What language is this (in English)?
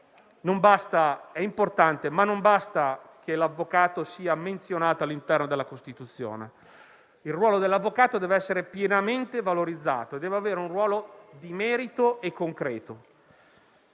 Italian